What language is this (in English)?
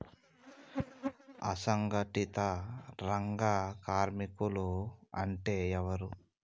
Telugu